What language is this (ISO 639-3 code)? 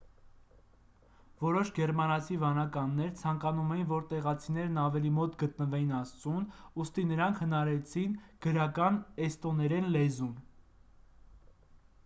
hye